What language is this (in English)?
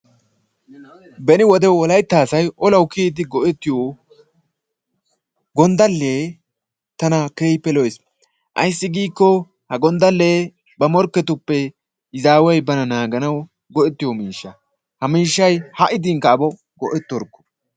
Wolaytta